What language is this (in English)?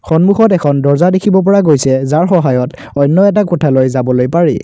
Assamese